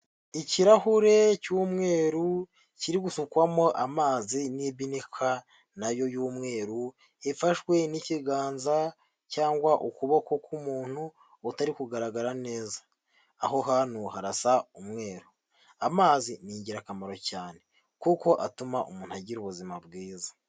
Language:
Kinyarwanda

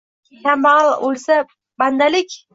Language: Uzbek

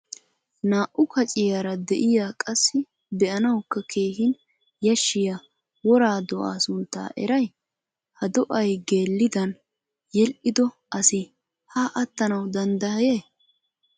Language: Wolaytta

